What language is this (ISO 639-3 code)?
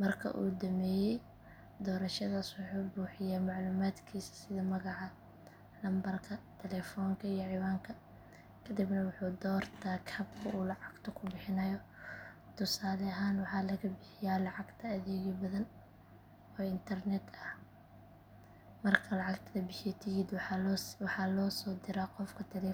som